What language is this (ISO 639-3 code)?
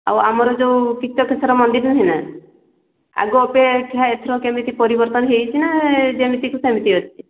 ori